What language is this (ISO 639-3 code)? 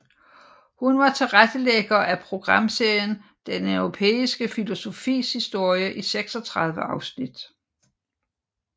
dan